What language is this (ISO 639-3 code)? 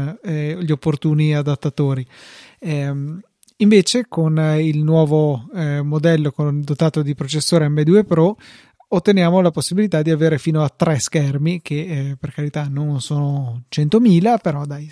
ita